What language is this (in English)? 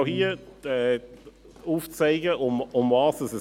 Swiss German